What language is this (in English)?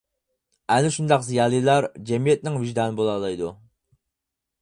Uyghur